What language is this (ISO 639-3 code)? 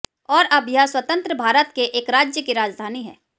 hin